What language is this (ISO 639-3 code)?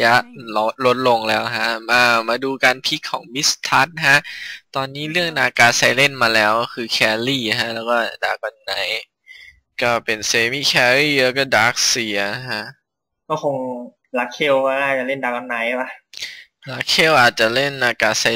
tha